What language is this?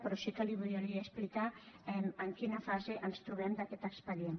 Catalan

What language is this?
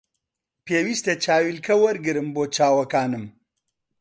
Central Kurdish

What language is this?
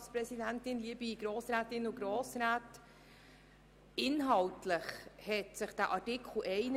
Swiss German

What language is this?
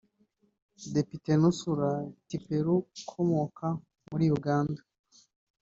Kinyarwanda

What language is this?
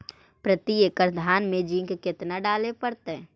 Magahi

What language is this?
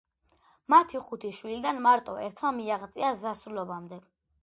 Georgian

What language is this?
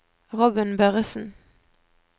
Norwegian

